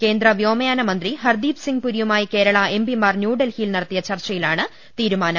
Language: Malayalam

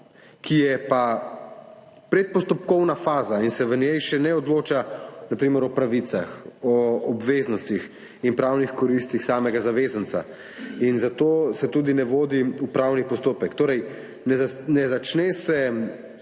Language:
Slovenian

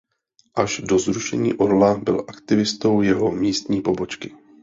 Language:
Czech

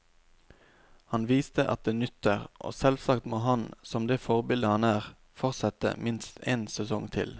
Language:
Norwegian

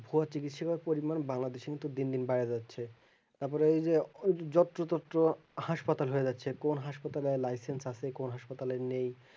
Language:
Bangla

